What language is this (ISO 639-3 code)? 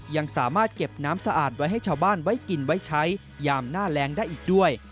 tha